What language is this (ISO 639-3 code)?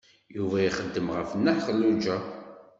kab